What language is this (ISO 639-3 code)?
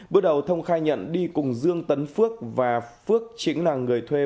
vie